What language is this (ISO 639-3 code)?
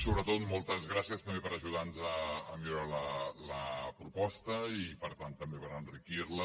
cat